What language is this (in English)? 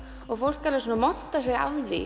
Icelandic